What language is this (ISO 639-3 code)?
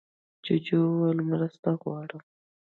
pus